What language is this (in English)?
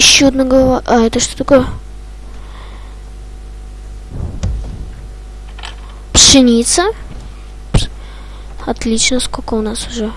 Russian